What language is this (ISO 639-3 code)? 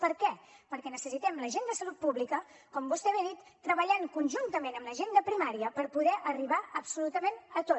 cat